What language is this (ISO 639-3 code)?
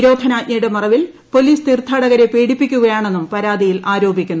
mal